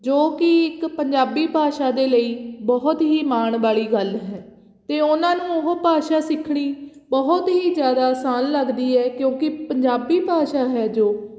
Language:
Punjabi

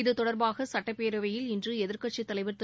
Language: Tamil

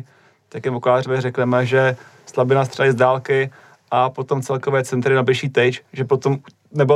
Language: Czech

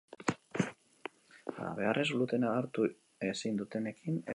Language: Basque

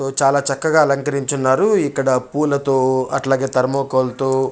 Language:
Telugu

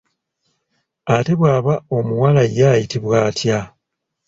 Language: Ganda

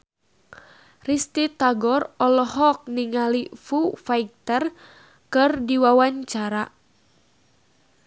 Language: Sundanese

